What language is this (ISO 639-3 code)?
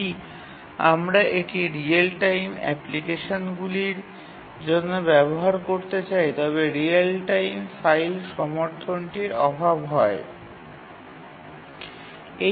ben